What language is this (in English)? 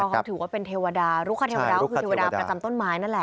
Thai